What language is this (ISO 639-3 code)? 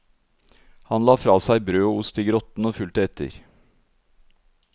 nor